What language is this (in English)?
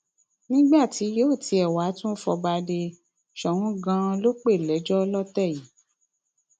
Yoruba